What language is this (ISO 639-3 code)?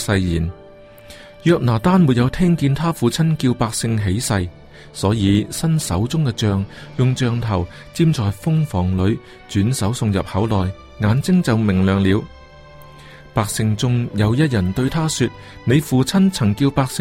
zho